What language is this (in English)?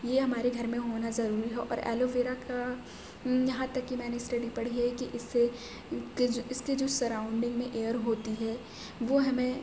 Urdu